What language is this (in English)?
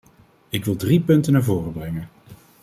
Dutch